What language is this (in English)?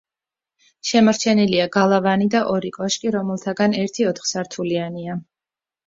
Georgian